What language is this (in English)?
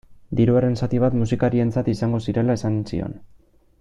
Basque